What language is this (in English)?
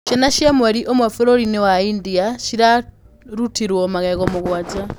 Kikuyu